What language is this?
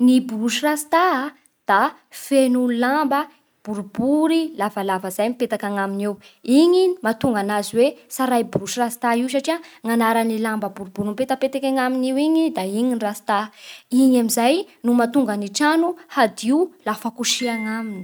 Bara Malagasy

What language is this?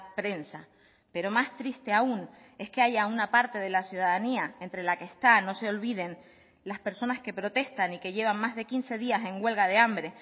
Spanish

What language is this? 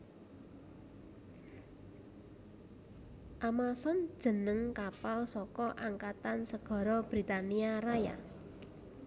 Javanese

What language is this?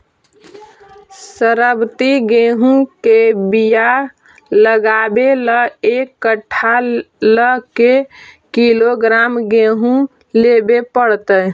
Magahi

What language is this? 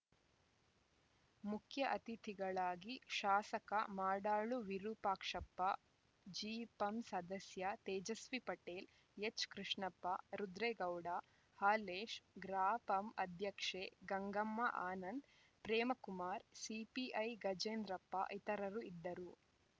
Kannada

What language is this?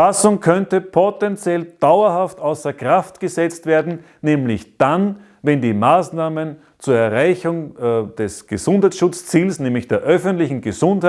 German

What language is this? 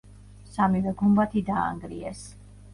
Georgian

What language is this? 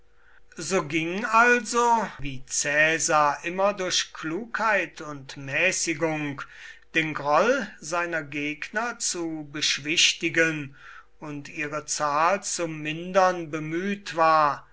German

